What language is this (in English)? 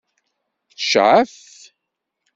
Kabyle